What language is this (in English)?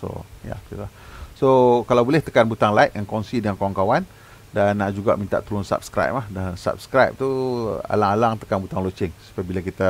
Malay